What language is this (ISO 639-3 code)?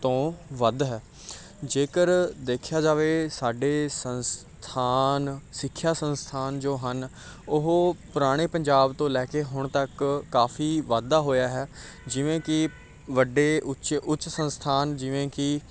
pan